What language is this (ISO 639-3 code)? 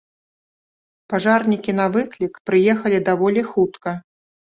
bel